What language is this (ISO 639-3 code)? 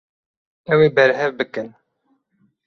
kur